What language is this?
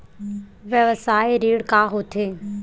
Chhattisgarhi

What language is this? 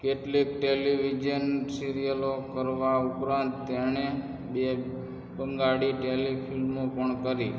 Gujarati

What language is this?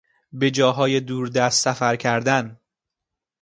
Persian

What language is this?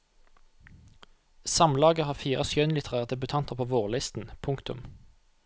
Norwegian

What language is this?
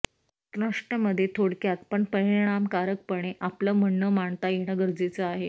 Marathi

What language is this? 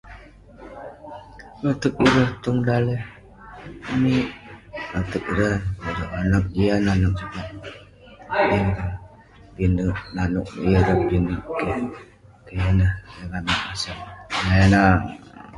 Western Penan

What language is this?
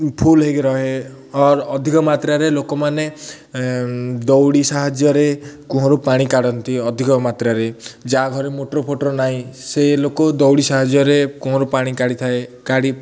Odia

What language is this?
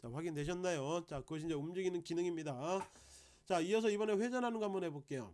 Korean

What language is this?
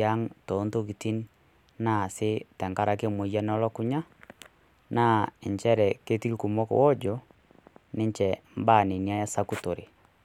Masai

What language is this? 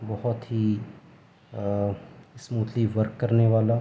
Urdu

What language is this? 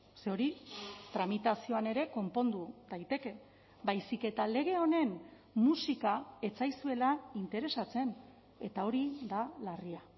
Basque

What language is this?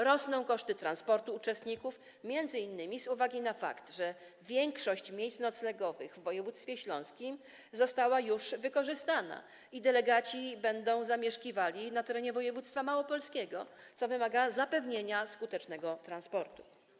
Polish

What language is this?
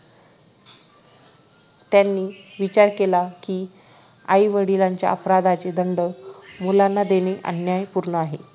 Marathi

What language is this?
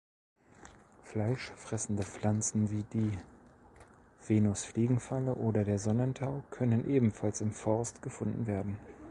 German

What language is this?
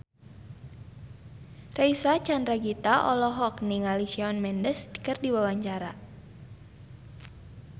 Sundanese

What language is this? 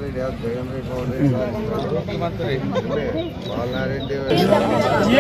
Turkish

